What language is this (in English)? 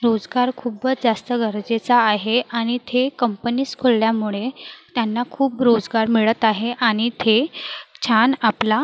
Marathi